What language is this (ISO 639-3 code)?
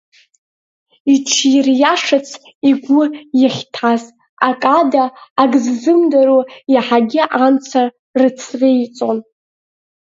abk